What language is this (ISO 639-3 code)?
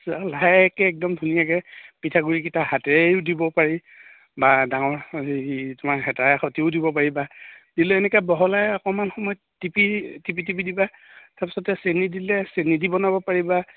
asm